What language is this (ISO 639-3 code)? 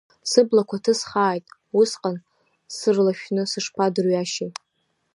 abk